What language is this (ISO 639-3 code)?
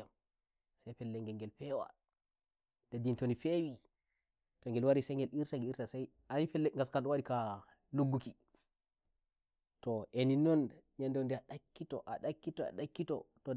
fuv